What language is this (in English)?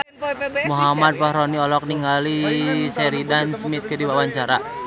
Sundanese